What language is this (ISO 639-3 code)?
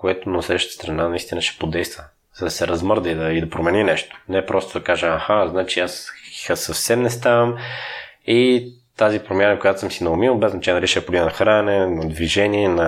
bul